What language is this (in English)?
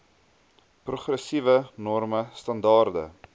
Afrikaans